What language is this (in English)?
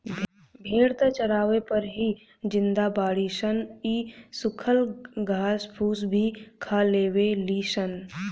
Bhojpuri